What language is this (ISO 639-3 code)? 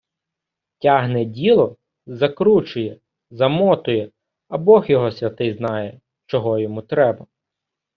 ukr